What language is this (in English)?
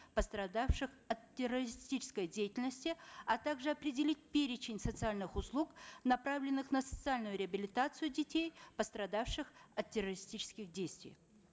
Kazakh